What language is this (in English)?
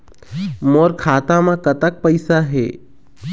Chhattisgarhi